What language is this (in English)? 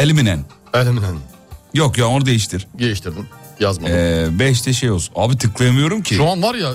Turkish